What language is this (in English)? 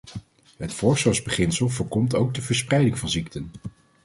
Dutch